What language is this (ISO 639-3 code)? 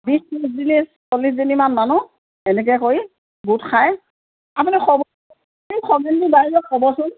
asm